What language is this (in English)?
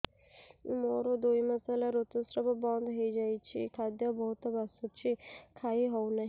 Odia